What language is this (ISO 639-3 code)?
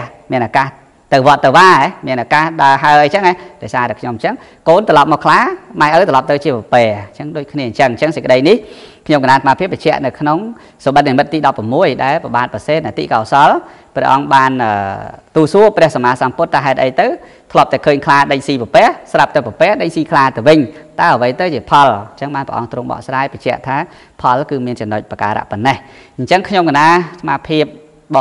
vie